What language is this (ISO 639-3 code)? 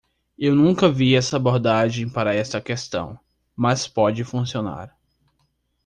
por